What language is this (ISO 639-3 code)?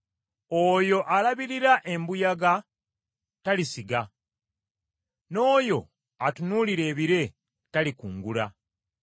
lug